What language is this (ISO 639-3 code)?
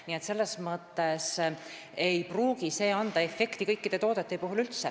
est